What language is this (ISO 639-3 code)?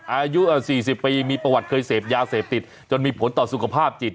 tha